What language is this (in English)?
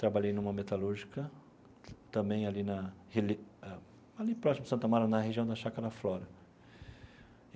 Portuguese